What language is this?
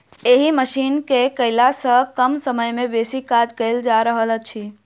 Maithili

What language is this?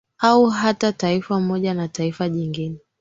Swahili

